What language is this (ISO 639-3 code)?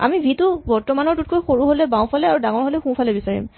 asm